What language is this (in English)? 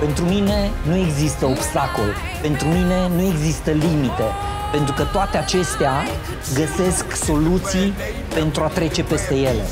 Romanian